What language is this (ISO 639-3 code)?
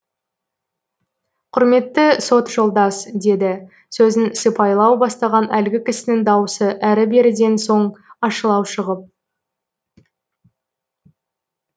kaz